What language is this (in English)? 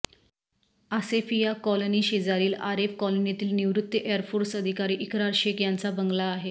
Marathi